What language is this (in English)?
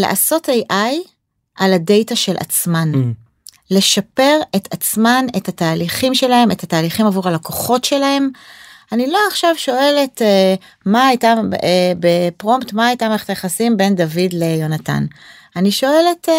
Hebrew